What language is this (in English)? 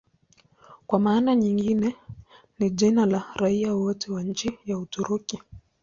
Swahili